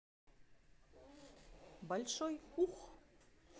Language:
Russian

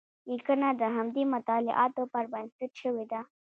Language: Pashto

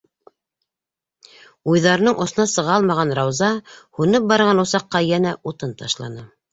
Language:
Bashkir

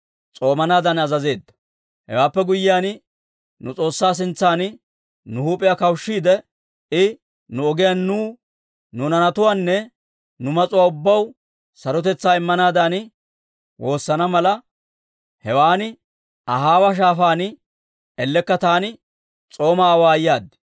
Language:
Dawro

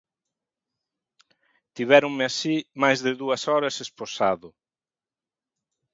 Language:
Galician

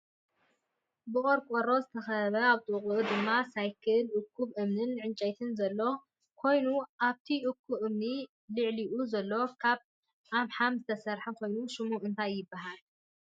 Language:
Tigrinya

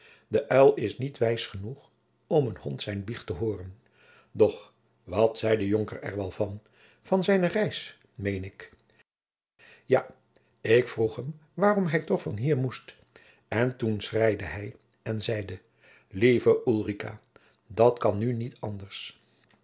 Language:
Dutch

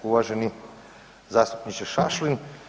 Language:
Croatian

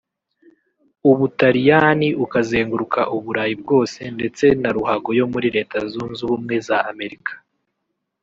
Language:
Kinyarwanda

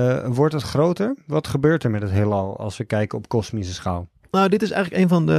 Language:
Dutch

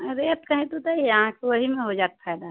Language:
Maithili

